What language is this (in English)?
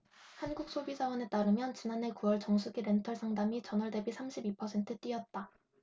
Korean